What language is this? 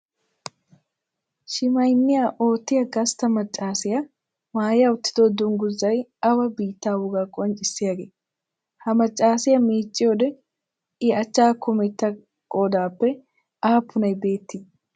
Wolaytta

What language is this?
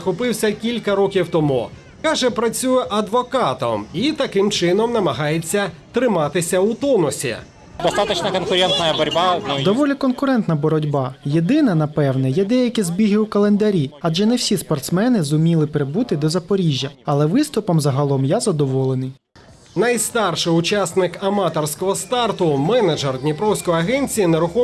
Ukrainian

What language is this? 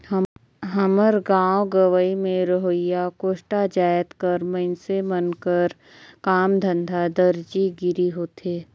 Chhattisgarhi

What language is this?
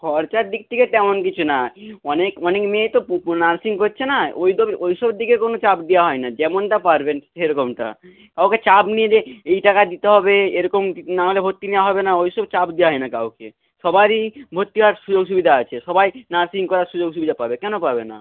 Bangla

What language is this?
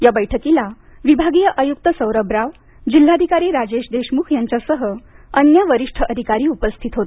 Marathi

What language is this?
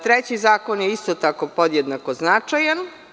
Serbian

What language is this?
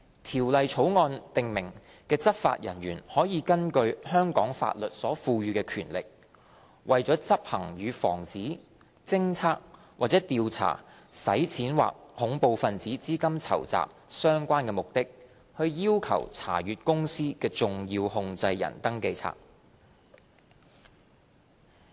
Cantonese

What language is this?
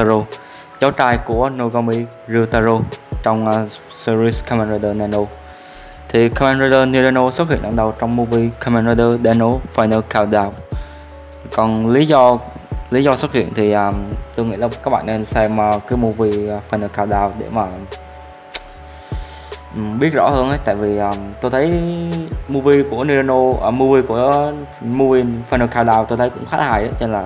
Vietnamese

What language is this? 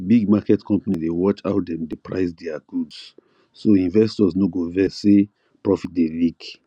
Nigerian Pidgin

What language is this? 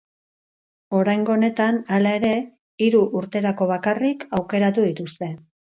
Basque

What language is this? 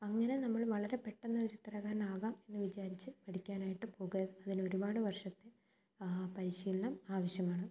Malayalam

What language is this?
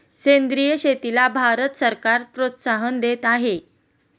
Marathi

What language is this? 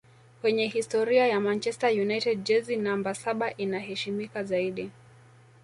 Swahili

